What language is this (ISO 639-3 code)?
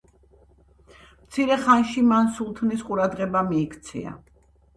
kat